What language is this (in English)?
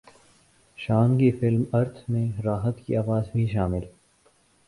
Urdu